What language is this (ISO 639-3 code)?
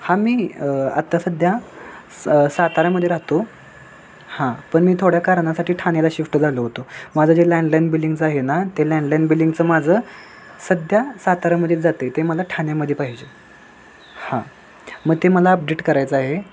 mar